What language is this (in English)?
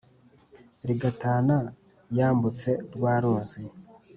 Kinyarwanda